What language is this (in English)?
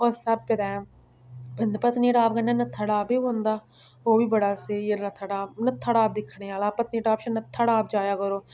Dogri